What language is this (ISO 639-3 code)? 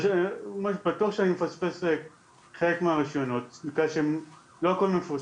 heb